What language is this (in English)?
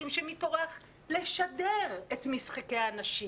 Hebrew